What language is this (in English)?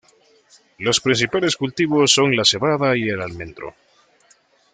Spanish